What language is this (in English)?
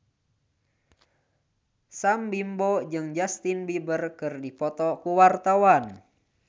Sundanese